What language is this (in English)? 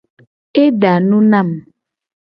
Gen